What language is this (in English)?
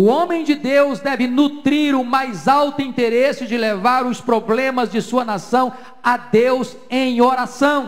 Portuguese